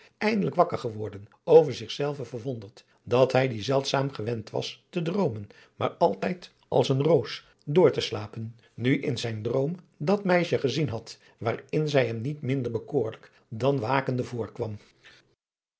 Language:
Dutch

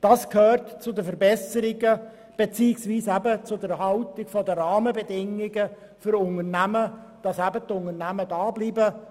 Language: Swiss German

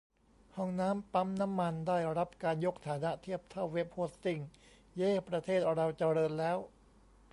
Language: Thai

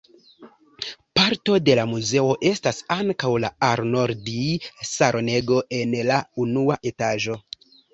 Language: Esperanto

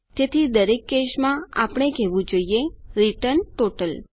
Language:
Gujarati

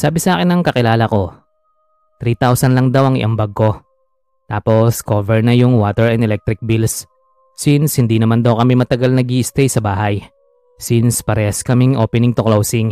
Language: Filipino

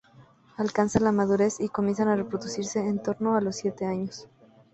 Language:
Spanish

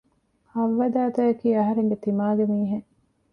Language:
Divehi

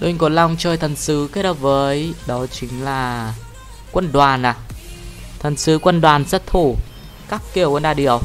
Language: Vietnamese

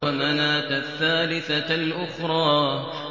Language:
Arabic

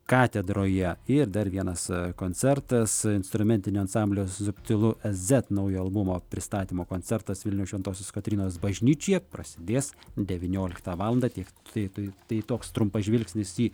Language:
Lithuanian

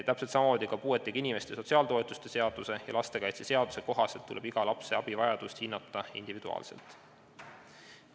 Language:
Estonian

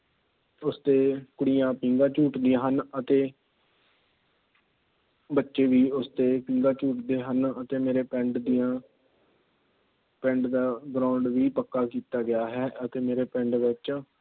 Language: Punjabi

